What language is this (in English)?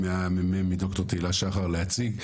Hebrew